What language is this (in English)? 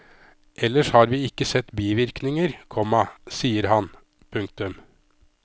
Norwegian